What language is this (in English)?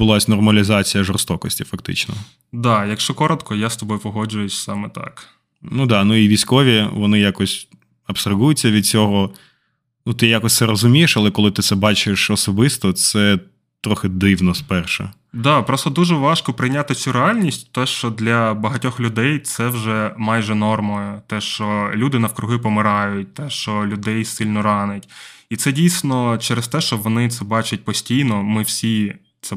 Ukrainian